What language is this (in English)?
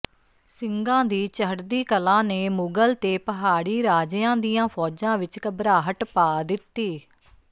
Punjabi